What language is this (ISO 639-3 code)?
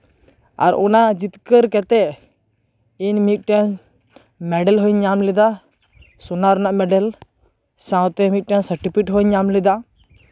sat